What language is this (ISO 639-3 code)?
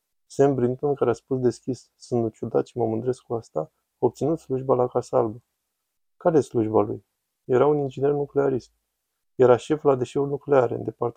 ron